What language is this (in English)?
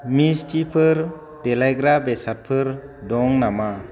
Bodo